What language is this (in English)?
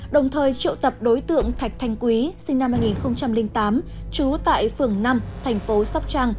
Vietnamese